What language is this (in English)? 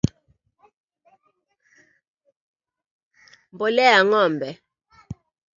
Swahili